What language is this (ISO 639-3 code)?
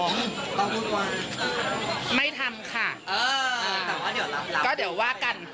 tha